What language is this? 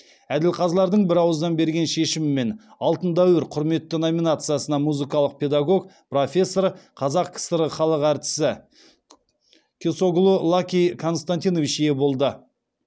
Kazakh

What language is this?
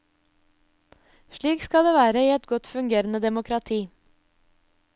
Norwegian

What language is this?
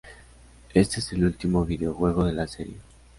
Spanish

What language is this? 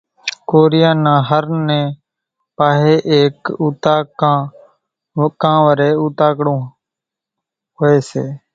Kachi Koli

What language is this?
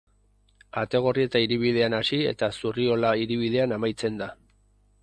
Basque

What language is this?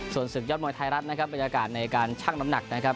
Thai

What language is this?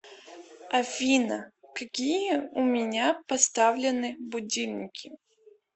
Russian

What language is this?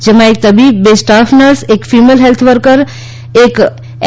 Gujarati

